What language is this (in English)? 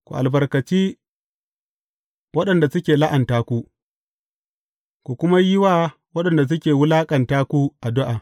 Hausa